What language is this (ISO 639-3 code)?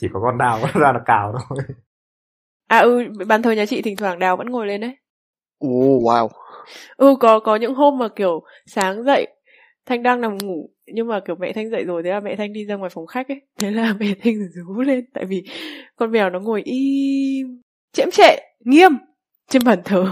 vie